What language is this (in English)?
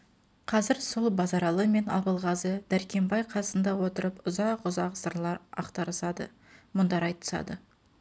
Kazakh